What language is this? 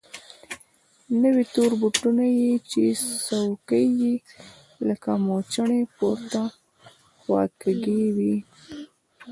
Pashto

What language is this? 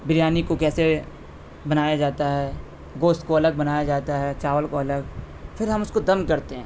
Urdu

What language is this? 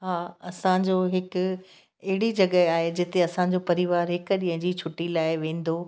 Sindhi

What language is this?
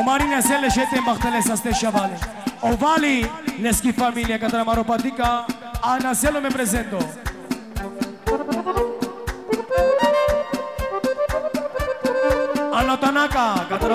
Romanian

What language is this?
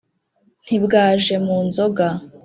Kinyarwanda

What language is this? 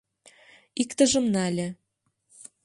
Mari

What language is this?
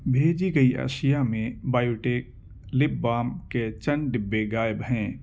Urdu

